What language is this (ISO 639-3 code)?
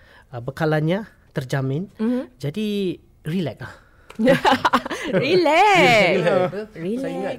msa